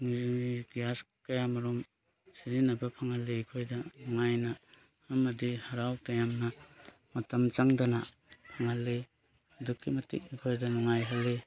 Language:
Manipuri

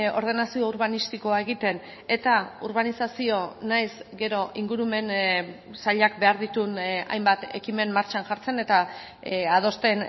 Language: Basque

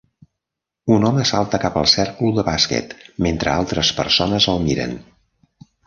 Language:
Catalan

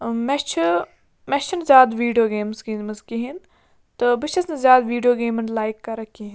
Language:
Kashmiri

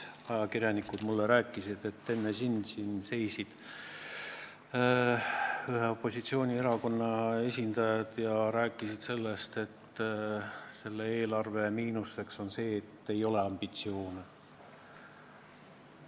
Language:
Estonian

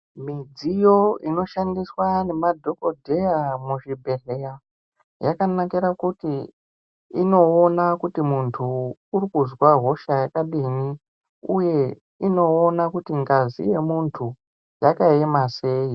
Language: Ndau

